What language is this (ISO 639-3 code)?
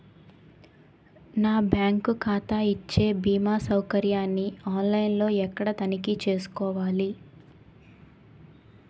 tel